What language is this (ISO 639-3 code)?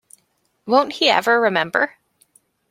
eng